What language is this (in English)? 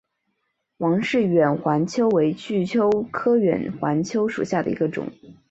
Chinese